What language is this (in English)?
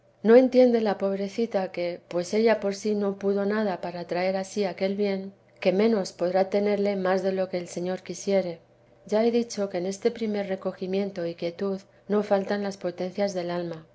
Spanish